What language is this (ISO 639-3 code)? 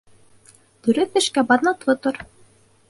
bak